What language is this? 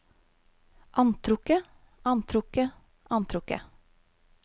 Norwegian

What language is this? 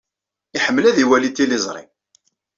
Kabyle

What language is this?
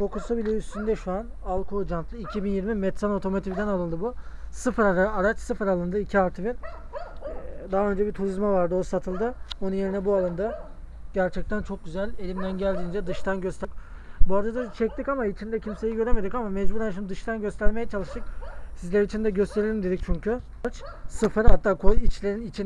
Turkish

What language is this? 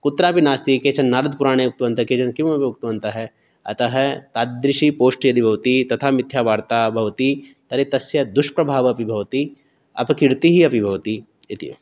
Sanskrit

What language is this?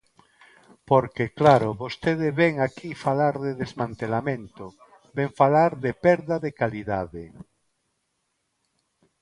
Galician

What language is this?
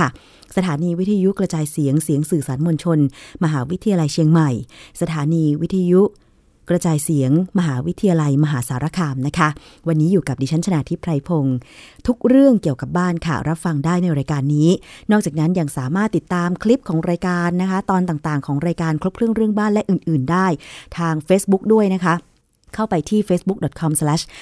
Thai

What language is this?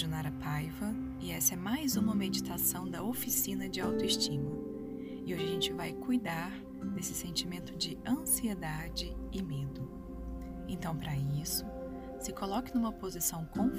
Portuguese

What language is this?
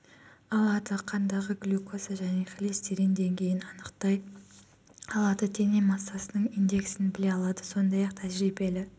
Kazakh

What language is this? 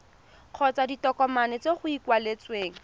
Tswana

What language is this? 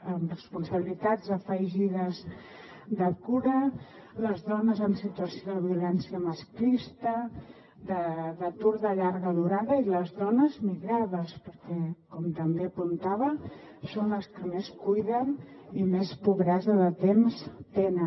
Catalan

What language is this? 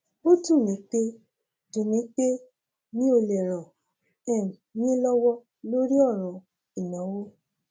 Yoruba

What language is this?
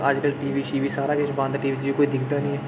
Dogri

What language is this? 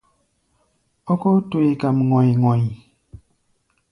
Gbaya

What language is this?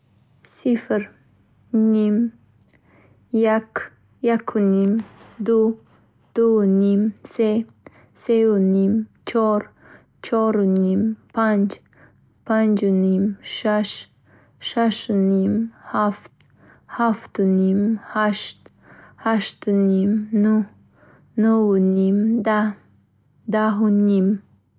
Bukharic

